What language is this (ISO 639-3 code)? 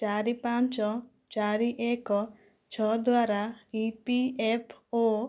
ori